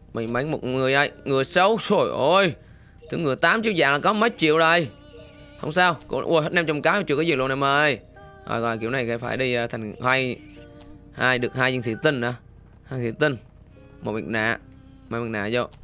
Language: Vietnamese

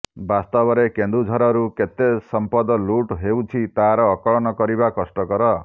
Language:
Odia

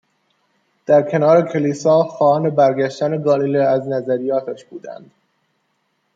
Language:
Persian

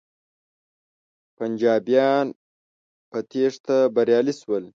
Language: Pashto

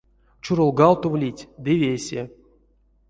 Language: Erzya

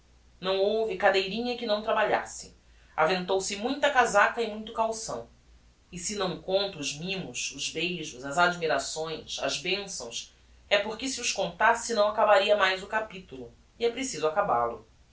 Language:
Portuguese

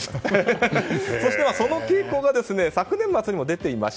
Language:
Japanese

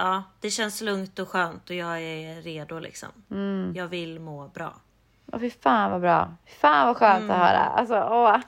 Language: Swedish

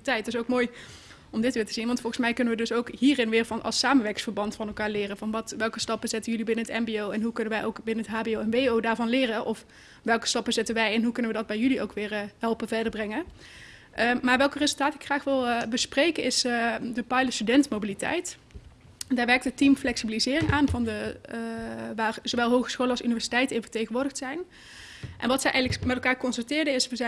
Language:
Dutch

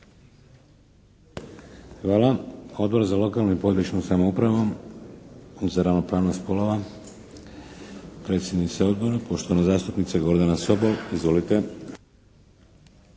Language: Croatian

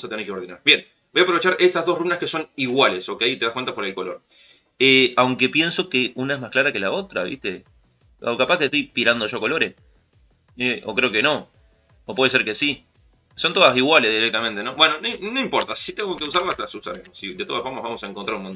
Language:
Spanish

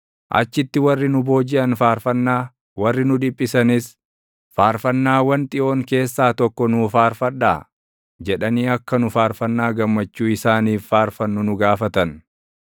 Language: Oromo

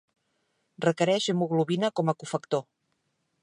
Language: Catalan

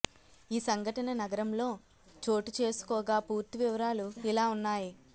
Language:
Telugu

